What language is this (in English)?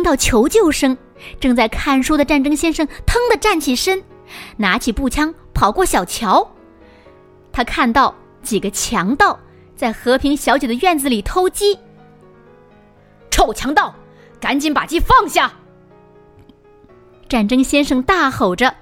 Chinese